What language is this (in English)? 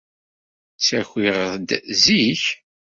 Kabyle